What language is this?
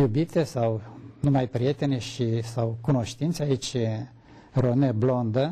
Romanian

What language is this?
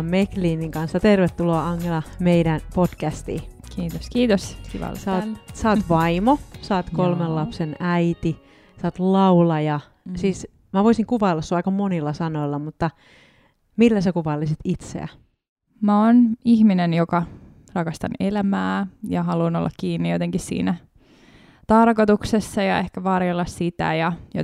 Finnish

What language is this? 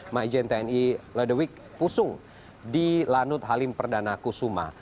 Indonesian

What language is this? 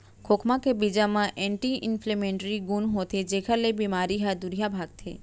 Chhattisgarhi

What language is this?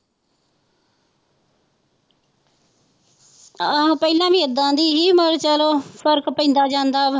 Punjabi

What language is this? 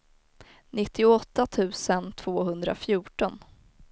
Swedish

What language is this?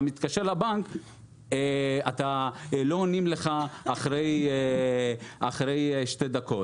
Hebrew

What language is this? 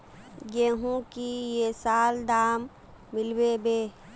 Magahi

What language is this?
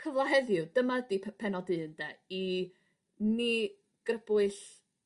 Welsh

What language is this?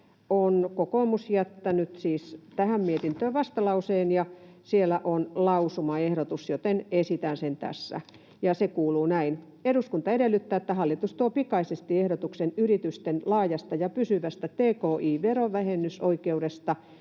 Finnish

